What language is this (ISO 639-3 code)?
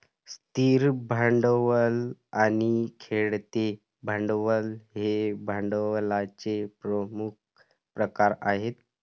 mar